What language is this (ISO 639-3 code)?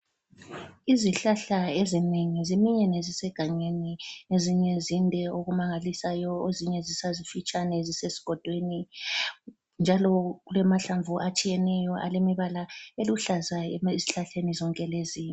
nde